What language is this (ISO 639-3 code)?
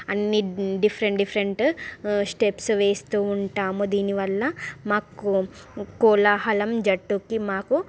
tel